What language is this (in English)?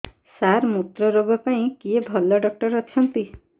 Odia